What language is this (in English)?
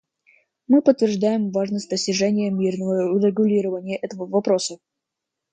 Russian